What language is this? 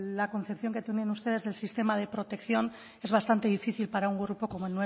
Spanish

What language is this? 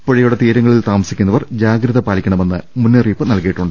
Malayalam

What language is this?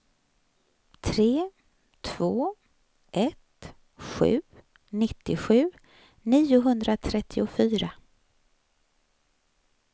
Swedish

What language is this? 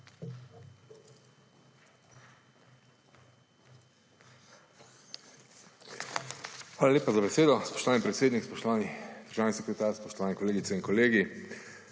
Slovenian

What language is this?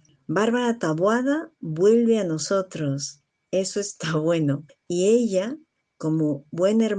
Spanish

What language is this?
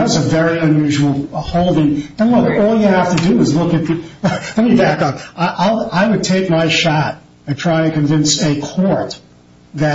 English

